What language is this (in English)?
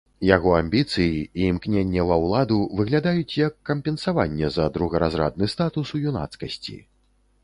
Belarusian